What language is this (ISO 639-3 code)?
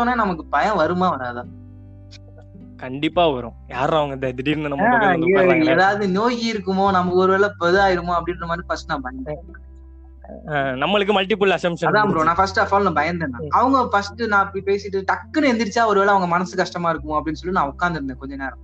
tam